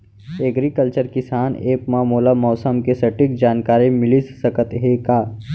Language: Chhattisgarhi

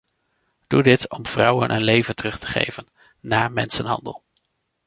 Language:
Dutch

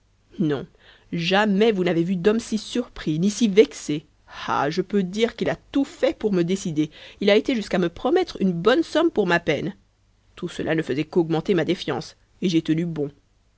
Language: French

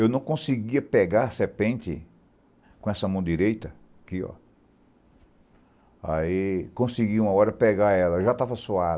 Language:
Portuguese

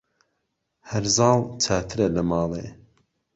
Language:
Central Kurdish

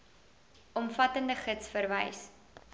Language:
Afrikaans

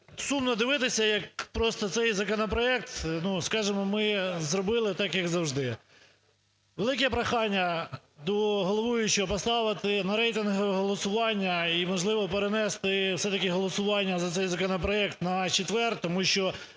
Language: Ukrainian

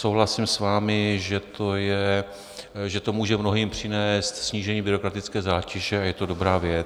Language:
Czech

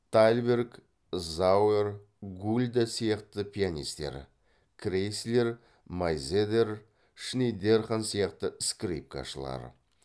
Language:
Kazakh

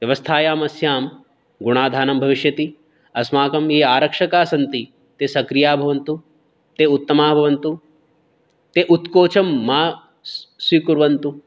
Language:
Sanskrit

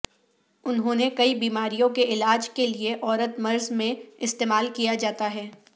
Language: Urdu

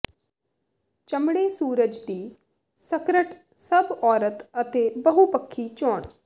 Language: Punjabi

